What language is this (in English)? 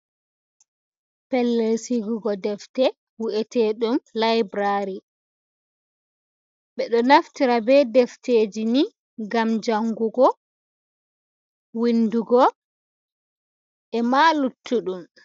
Fula